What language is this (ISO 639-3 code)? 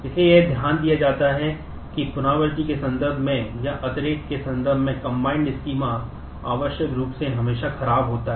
hin